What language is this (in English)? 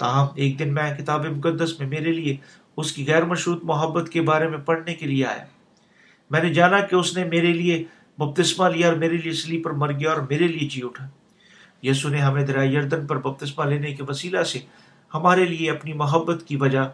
Urdu